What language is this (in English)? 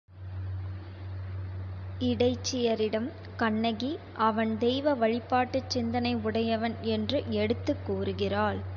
Tamil